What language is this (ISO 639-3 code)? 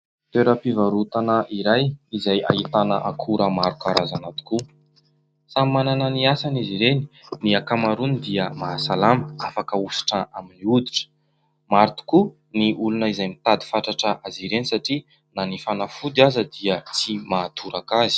mlg